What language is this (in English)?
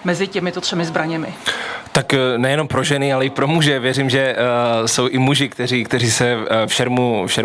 Czech